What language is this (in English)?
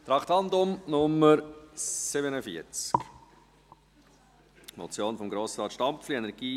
Swiss German